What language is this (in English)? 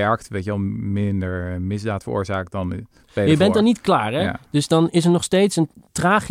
Dutch